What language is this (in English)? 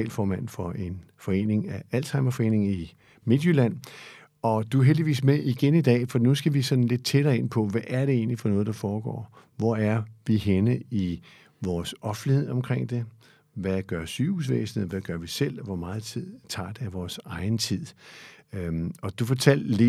Danish